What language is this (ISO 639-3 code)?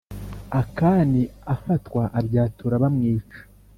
kin